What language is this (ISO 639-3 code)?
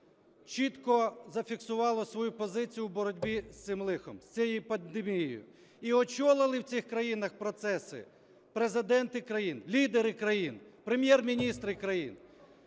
ukr